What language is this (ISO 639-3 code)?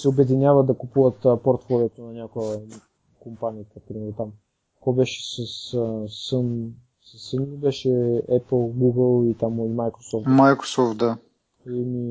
bul